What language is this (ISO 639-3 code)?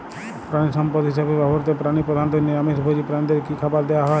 ben